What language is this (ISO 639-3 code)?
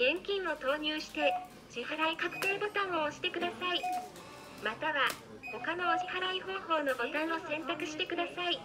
jpn